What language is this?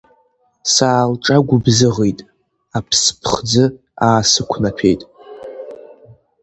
Abkhazian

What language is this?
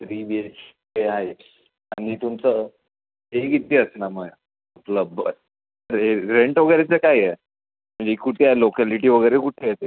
Marathi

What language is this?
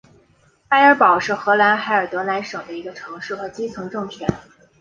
Chinese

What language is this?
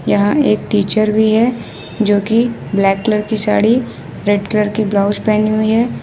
Hindi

